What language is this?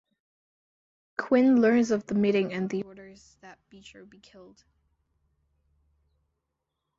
English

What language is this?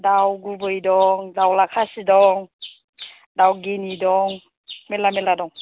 Bodo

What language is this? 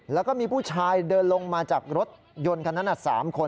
Thai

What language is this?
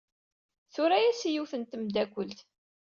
Kabyle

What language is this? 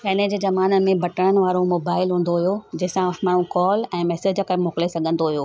Sindhi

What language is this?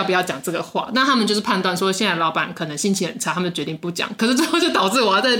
Chinese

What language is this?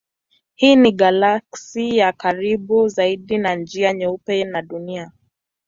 Swahili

